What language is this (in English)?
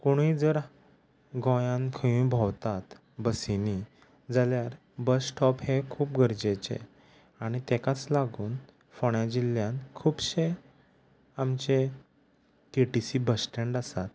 Konkani